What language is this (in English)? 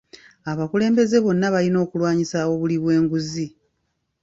Ganda